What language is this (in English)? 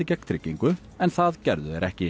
Icelandic